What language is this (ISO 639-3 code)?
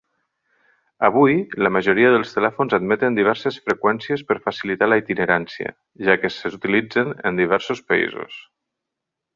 cat